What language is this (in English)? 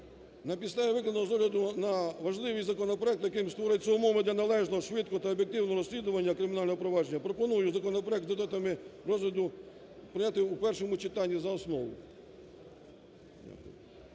Ukrainian